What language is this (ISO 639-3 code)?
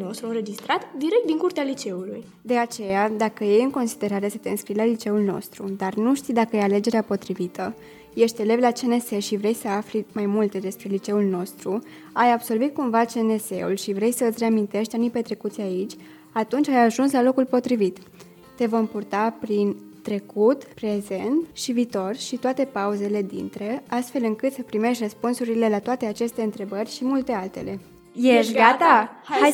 ron